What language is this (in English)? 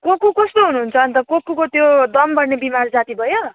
Nepali